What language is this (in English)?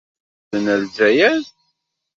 Kabyle